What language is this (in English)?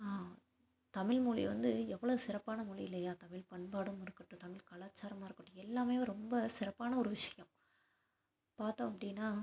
Tamil